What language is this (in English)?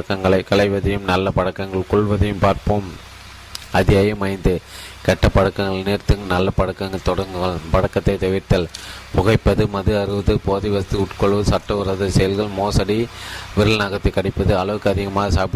Tamil